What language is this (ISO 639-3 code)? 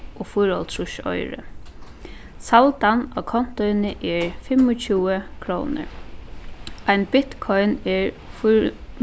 fao